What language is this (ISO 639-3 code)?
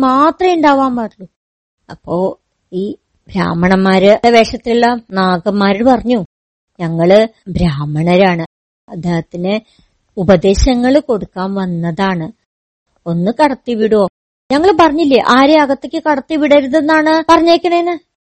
mal